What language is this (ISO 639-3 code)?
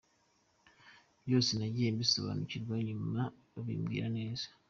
kin